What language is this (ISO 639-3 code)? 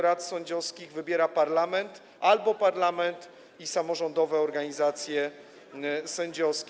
pol